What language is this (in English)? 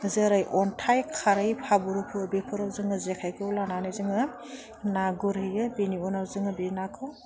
Bodo